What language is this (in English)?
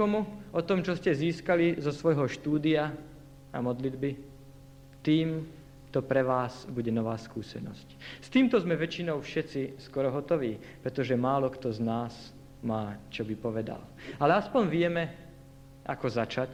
Slovak